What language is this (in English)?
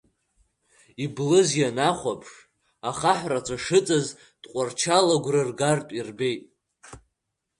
Abkhazian